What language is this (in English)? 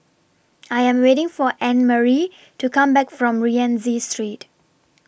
English